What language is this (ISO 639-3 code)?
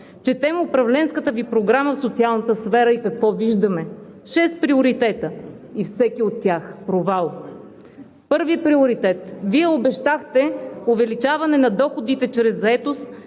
bul